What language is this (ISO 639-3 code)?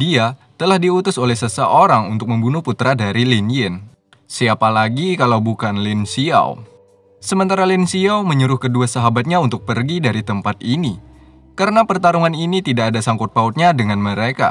ind